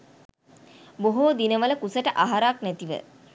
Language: Sinhala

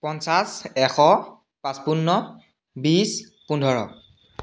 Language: Assamese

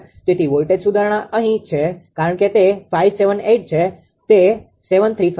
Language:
Gujarati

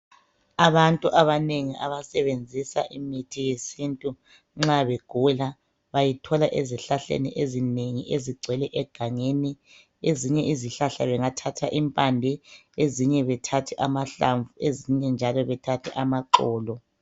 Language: North Ndebele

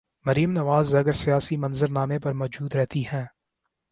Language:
Urdu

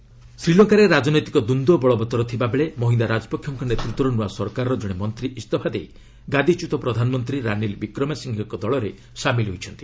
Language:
Odia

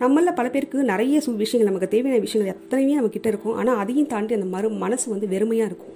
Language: Tamil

